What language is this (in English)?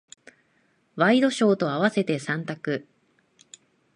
Japanese